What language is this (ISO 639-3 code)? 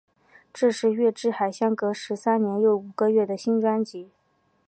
zho